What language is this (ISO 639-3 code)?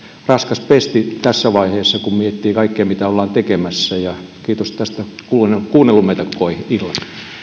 fin